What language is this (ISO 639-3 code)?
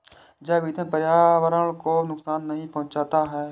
hin